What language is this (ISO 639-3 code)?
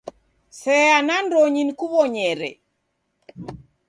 dav